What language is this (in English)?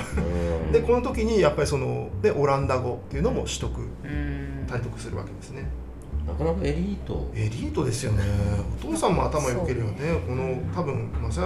Japanese